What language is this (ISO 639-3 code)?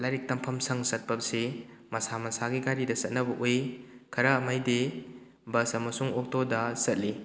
mni